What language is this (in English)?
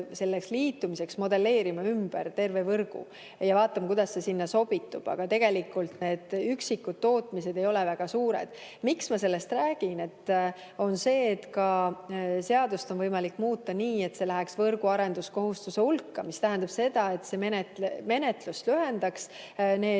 Estonian